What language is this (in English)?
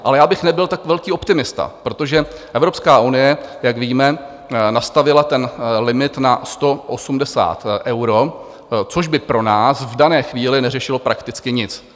Czech